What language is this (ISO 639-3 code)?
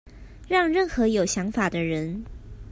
zho